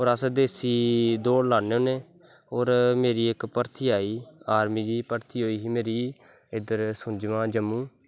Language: Dogri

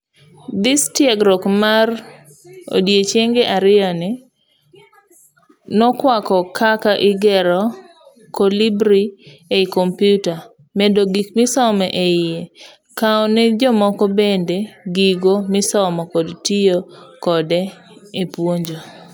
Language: Luo (Kenya and Tanzania)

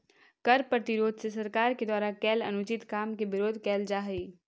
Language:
Magahi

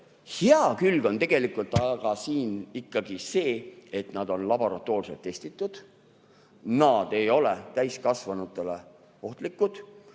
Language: Estonian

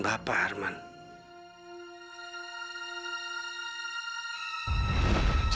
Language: Indonesian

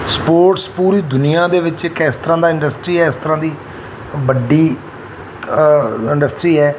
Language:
Punjabi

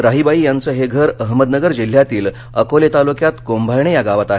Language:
Marathi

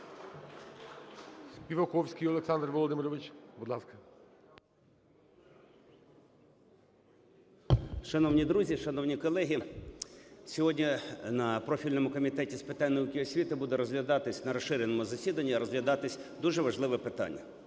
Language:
Ukrainian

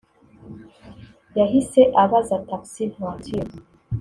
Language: Kinyarwanda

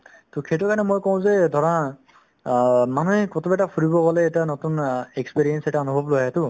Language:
Assamese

